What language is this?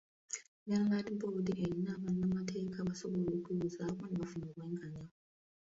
Ganda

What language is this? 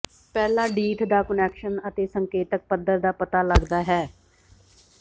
Punjabi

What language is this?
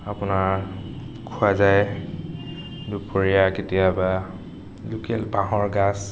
Assamese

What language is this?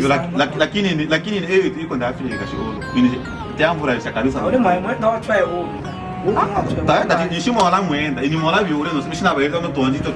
French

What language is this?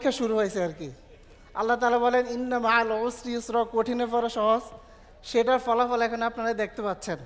Arabic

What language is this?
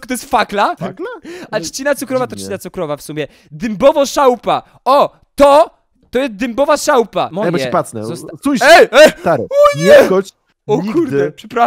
Polish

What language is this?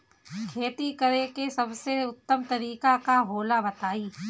Bhojpuri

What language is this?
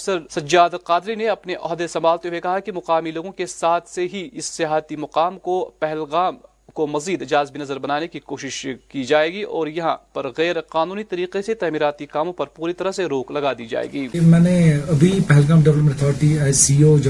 Urdu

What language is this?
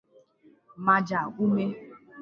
Igbo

